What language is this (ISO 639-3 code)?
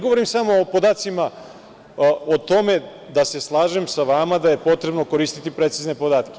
srp